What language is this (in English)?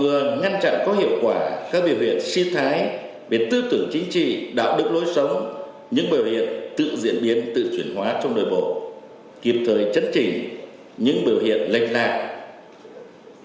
Vietnamese